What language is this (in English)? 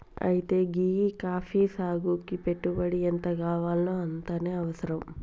Telugu